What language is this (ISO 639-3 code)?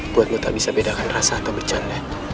ind